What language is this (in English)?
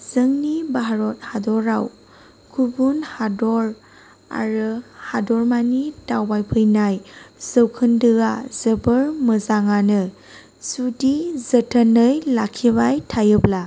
Bodo